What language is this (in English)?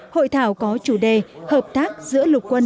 Vietnamese